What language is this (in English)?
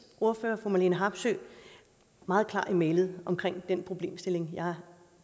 Danish